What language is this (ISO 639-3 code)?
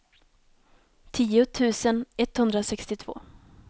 swe